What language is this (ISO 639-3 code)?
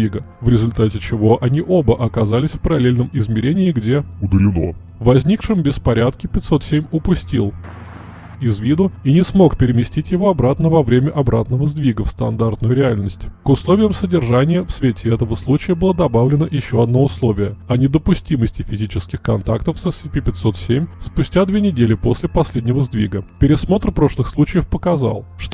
rus